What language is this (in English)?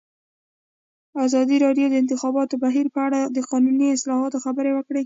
Pashto